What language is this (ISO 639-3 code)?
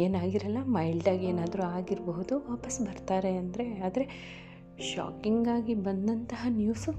kan